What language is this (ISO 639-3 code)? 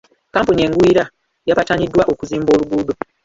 lug